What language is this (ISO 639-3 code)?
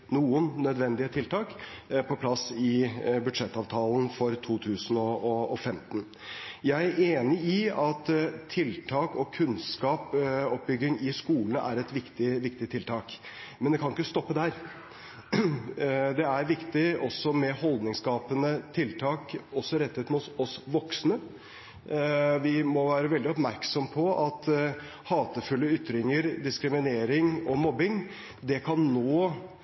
nob